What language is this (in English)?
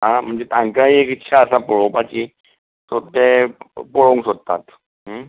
Konkani